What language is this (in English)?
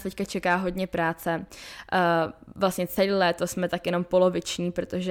Czech